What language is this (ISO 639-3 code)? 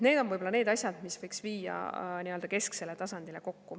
est